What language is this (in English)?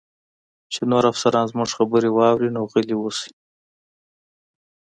Pashto